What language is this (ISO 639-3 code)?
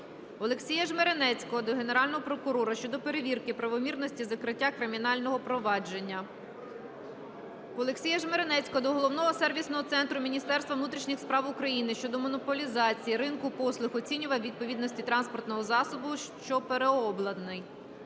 ukr